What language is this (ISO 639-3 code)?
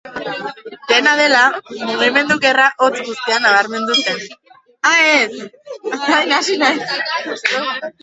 eus